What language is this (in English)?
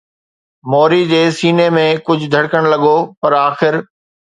Sindhi